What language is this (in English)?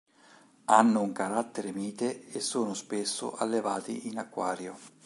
Italian